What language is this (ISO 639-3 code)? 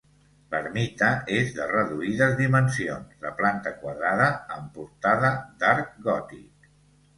cat